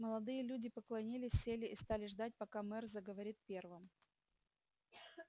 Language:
Russian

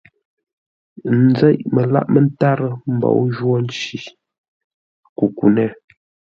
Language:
Ngombale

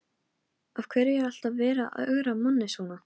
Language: Icelandic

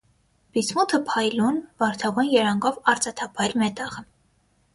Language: Armenian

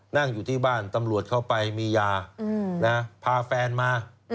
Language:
Thai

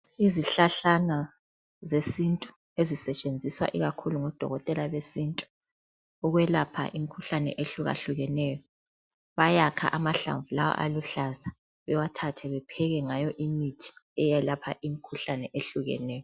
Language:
North Ndebele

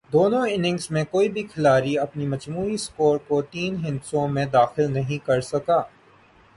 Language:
Urdu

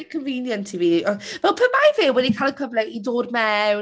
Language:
Welsh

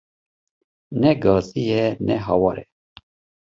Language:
Kurdish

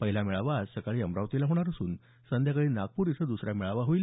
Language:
Marathi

